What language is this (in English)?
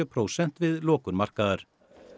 Icelandic